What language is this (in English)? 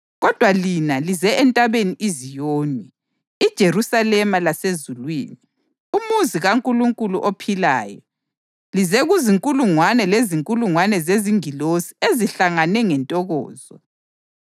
North Ndebele